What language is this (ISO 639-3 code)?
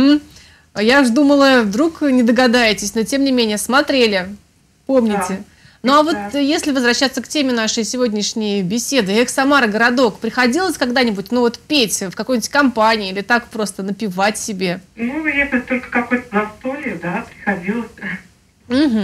rus